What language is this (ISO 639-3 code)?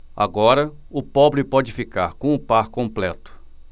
por